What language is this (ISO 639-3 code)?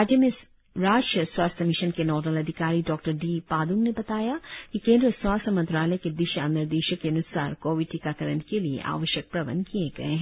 hin